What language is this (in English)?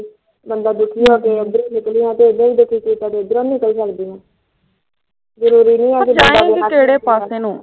Punjabi